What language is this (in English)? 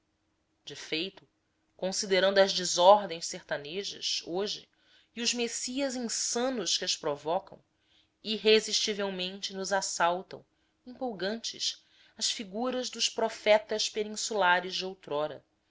Portuguese